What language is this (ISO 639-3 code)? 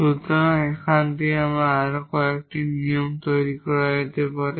ben